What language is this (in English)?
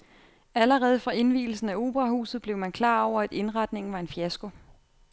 Danish